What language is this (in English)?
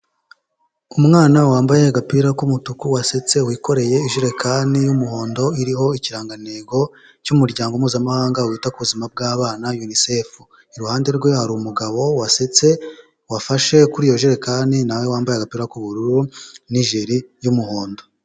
Kinyarwanda